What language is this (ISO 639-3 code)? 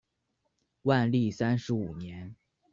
zho